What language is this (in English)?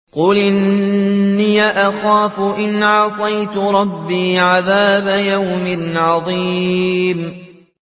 Arabic